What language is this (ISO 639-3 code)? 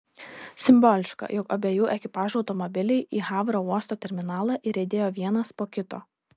lit